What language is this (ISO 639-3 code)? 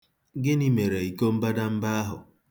ibo